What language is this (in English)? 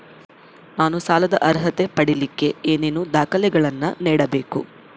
Kannada